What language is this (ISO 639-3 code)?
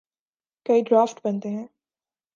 urd